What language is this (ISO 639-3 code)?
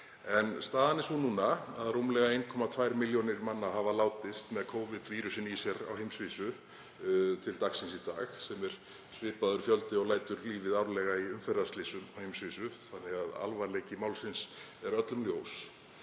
isl